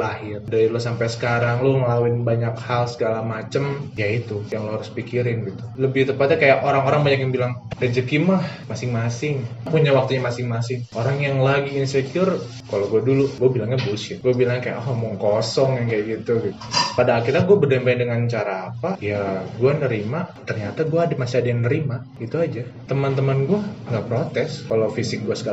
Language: Indonesian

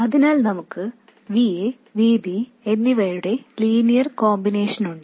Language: Malayalam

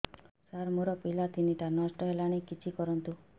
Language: Odia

